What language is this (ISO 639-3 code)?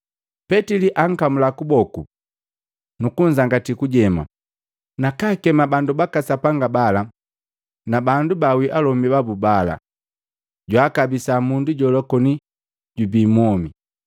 mgv